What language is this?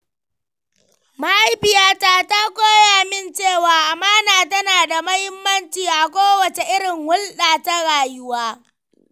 Hausa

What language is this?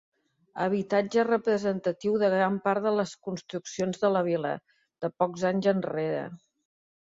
Catalan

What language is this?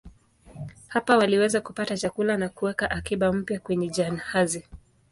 Swahili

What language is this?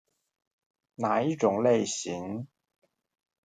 Chinese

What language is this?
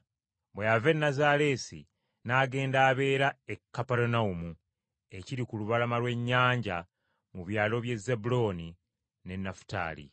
Ganda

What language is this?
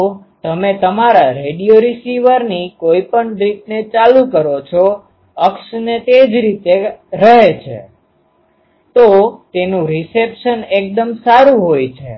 Gujarati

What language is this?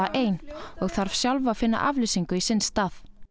Icelandic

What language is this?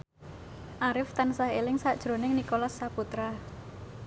Javanese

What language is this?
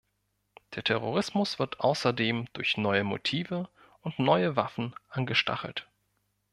German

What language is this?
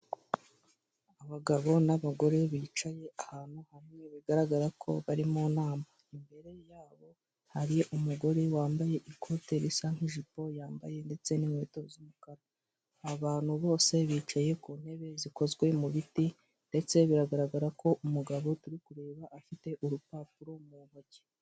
Kinyarwanda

